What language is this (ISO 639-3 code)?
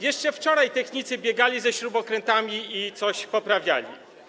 pol